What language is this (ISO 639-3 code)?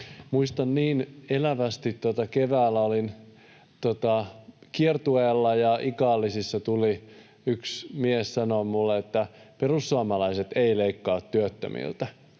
fin